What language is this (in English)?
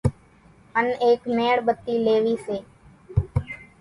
Kachi Koli